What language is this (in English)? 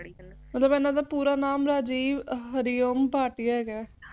Punjabi